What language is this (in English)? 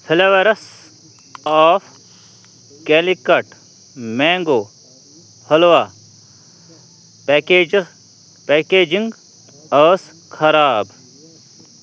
Kashmiri